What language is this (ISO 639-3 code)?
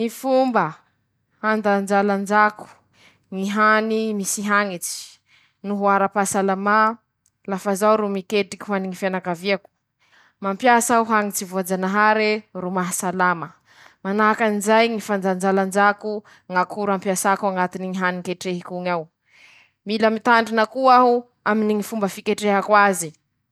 msh